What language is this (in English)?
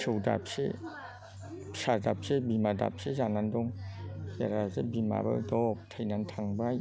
Bodo